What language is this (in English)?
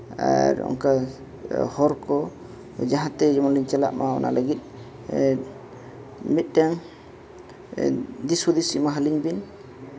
Santali